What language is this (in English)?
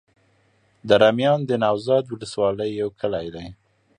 Pashto